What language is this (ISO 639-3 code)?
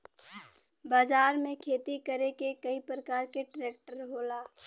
bho